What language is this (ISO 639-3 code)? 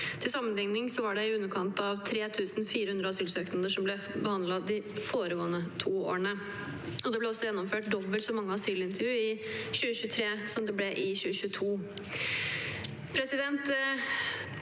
nor